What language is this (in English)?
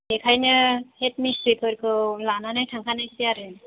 Bodo